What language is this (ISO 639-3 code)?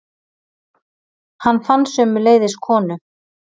isl